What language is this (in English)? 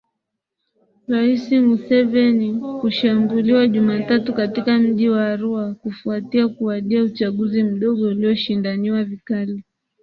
Swahili